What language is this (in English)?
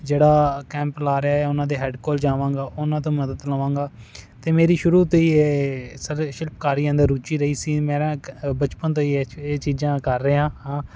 Punjabi